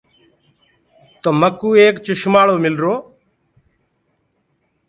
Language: Gurgula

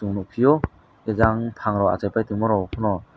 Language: Kok Borok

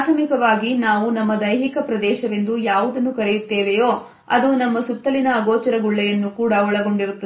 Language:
Kannada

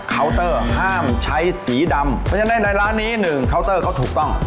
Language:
Thai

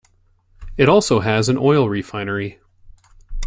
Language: English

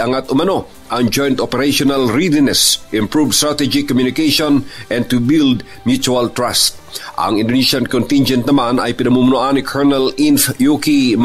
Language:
Filipino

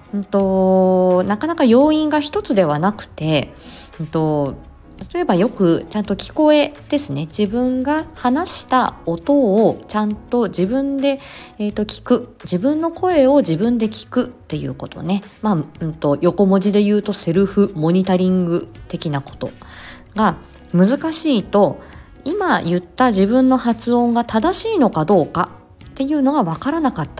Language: Japanese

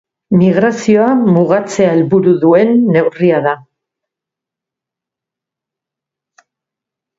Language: Basque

